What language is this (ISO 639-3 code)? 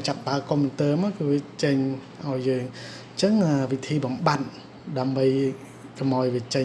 vie